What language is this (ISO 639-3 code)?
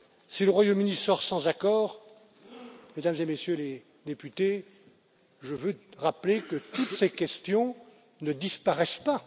fra